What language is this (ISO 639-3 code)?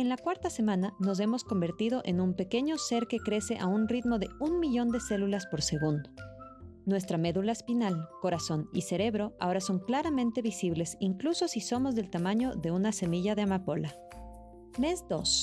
spa